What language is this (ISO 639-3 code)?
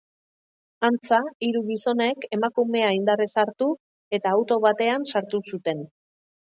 eus